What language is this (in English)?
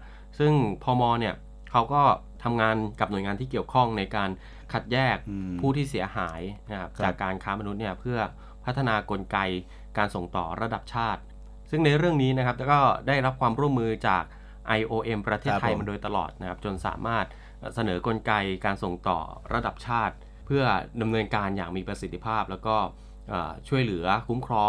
Thai